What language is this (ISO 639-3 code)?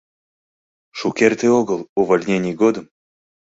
chm